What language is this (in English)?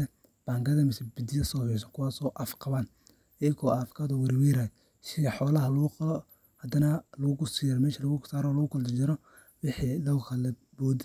Somali